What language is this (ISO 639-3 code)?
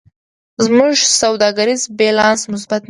pus